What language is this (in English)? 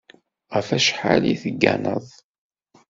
Kabyle